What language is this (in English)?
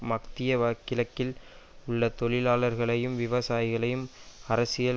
Tamil